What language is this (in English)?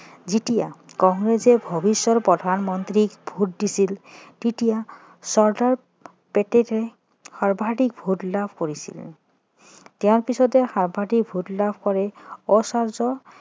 Assamese